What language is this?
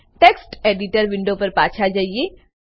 Gujarati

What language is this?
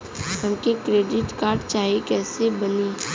Bhojpuri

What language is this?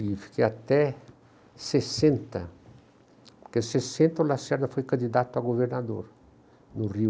Portuguese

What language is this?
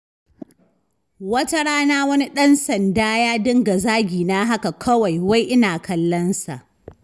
Hausa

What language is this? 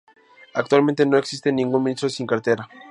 Spanish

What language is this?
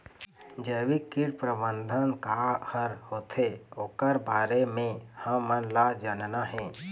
Chhattisgarhi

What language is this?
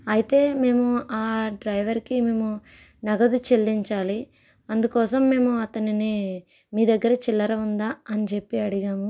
Telugu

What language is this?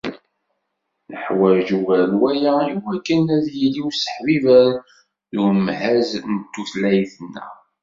Kabyle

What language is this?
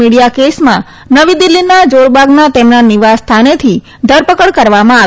Gujarati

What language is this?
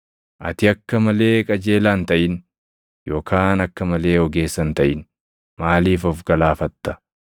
Oromo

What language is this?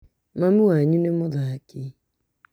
Kikuyu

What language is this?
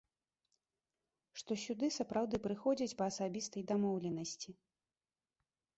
Belarusian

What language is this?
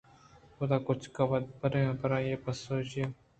Eastern Balochi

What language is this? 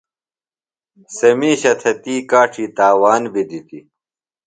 Phalura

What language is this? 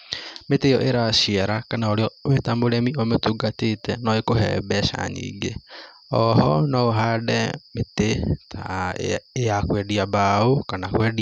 Kikuyu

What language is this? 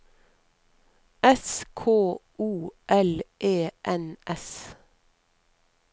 Norwegian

